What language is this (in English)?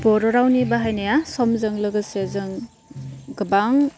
Bodo